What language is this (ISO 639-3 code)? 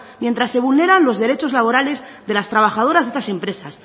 spa